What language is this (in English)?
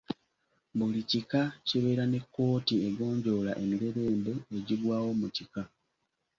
Ganda